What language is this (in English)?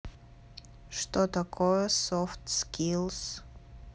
Russian